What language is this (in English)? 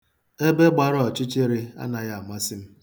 Igbo